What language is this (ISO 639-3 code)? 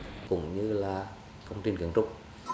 vie